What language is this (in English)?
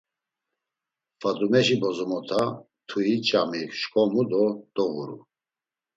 Laz